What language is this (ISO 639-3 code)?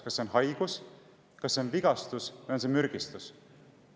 est